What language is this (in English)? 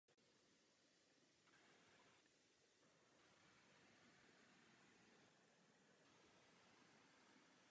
Czech